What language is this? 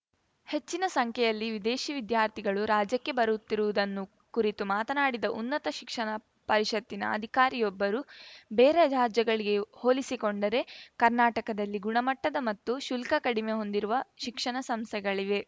Kannada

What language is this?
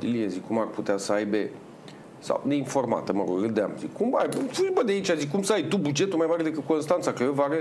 Romanian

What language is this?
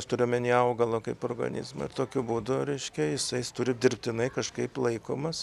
Lithuanian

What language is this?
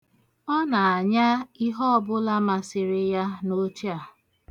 Igbo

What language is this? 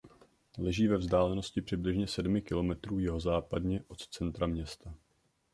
Czech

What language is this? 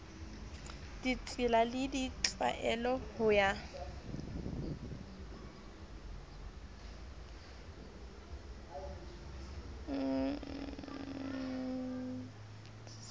Southern Sotho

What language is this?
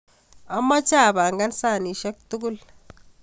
Kalenjin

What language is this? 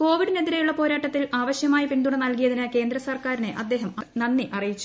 Malayalam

